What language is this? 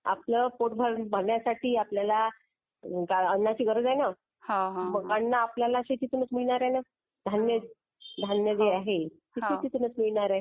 Marathi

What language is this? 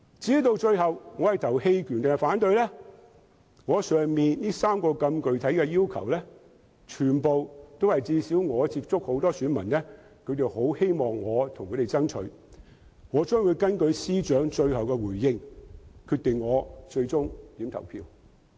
Cantonese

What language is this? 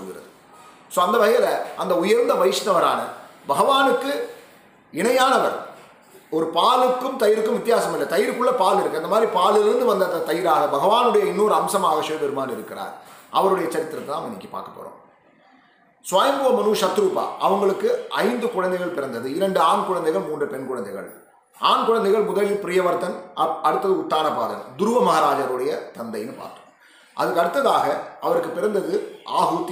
Tamil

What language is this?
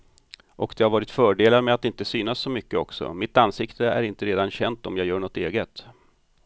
Swedish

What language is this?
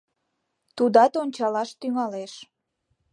Mari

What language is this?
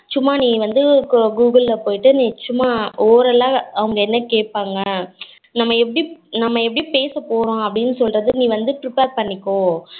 Tamil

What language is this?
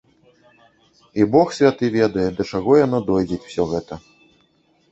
Belarusian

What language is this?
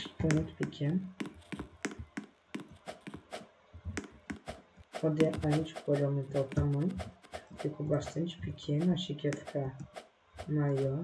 Portuguese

